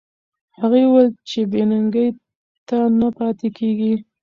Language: Pashto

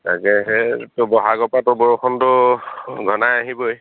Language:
Assamese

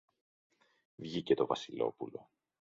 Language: Greek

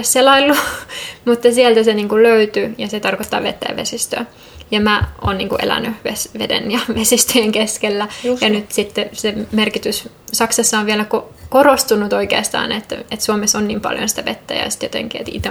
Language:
Finnish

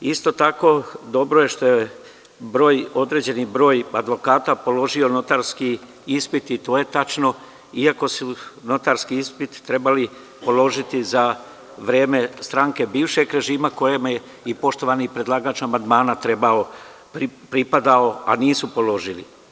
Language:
Serbian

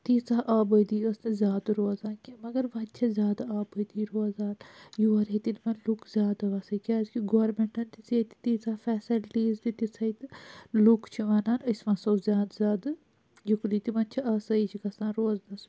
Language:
Kashmiri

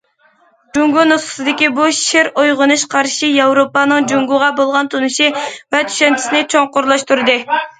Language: Uyghur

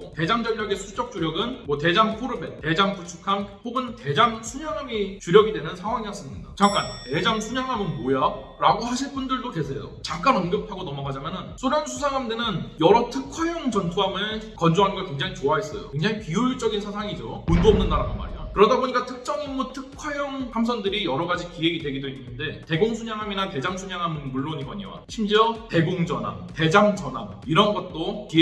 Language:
Korean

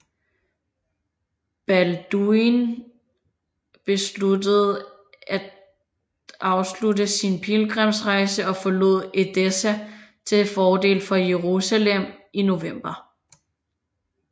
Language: Danish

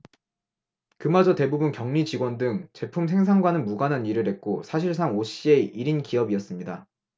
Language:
Korean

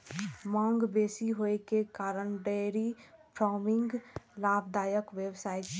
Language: Maithili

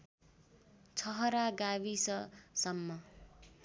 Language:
Nepali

